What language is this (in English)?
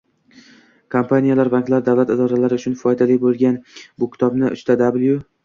Uzbek